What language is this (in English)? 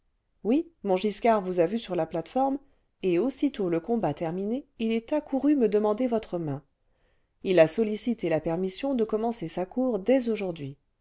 French